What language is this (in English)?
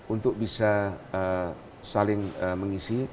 Indonesian